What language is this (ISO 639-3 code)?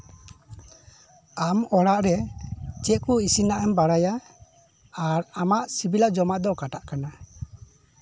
sat